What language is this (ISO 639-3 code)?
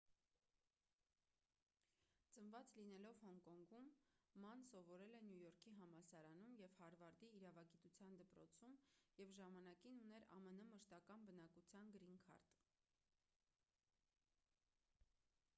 hye